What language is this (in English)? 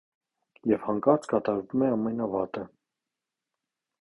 Armenian